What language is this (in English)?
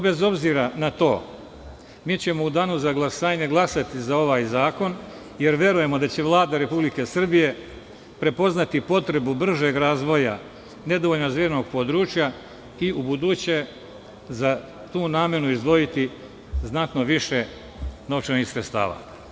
Serbian